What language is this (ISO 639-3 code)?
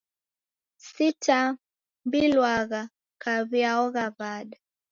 dav